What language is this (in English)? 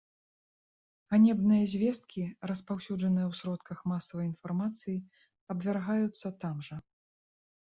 Belarusian